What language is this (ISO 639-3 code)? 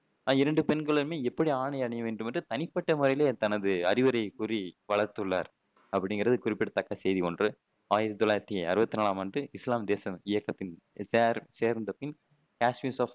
tam